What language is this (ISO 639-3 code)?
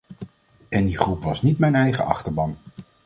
nld